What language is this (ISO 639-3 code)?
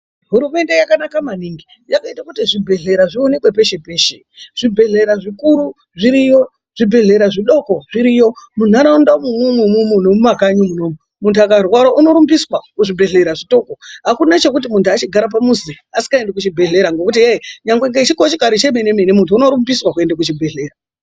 ndc